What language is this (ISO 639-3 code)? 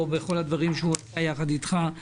heb